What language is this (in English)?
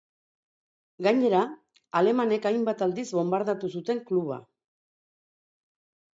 Basque